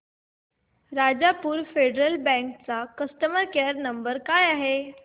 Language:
Marathi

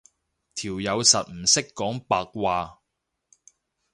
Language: Cantonese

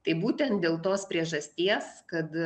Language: Lithuanian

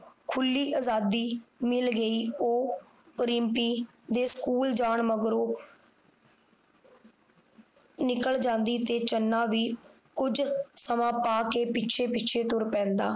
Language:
Punjabi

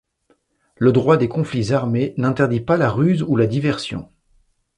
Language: French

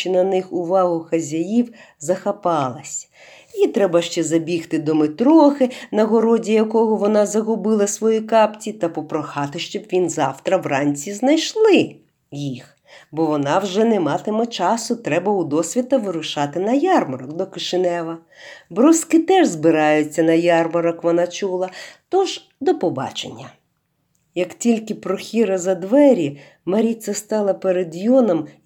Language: Ukrainian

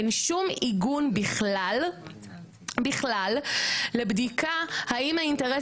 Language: Hebrew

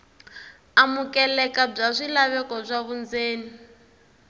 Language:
Tsonga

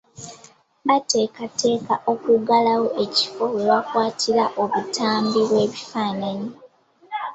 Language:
Ganda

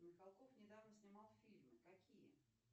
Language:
Russian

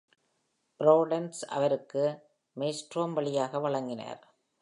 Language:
Tamil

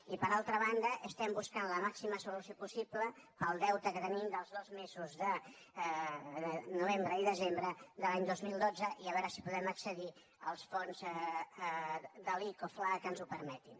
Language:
Catalan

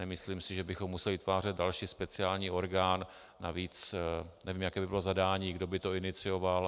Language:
Czech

